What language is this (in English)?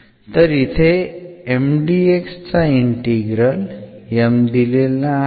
Marathi